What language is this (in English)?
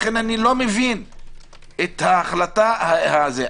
Hebrew